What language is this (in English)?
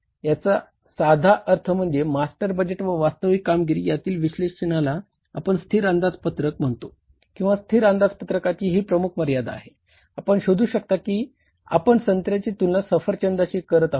Marathi